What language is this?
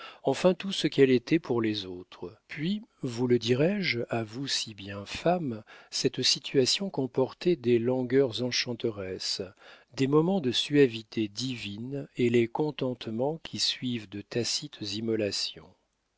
French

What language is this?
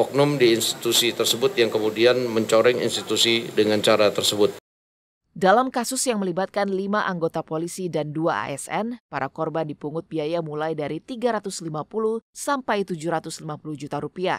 Indonesian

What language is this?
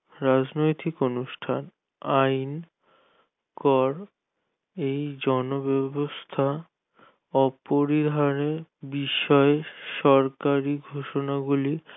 Bangla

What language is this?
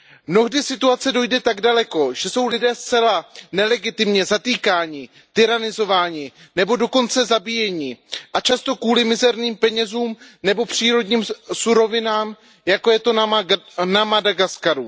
Czech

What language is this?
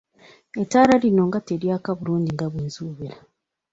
Ganda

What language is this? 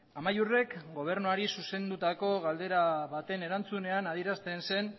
Basque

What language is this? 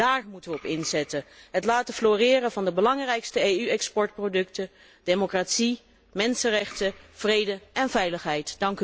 Dutch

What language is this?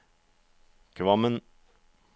Norwegian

